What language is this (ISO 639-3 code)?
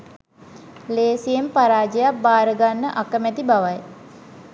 sin